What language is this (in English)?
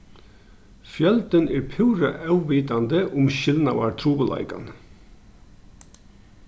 Faroese